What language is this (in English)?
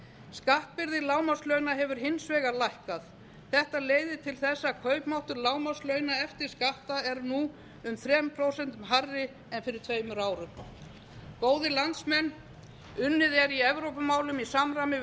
Icelandic